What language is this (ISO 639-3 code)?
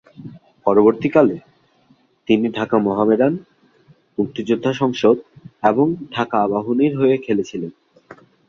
ben